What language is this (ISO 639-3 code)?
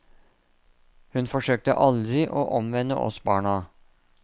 nor